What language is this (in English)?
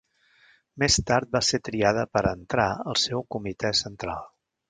Catalan